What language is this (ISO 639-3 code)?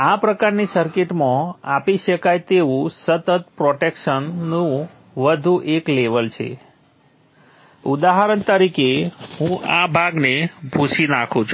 guj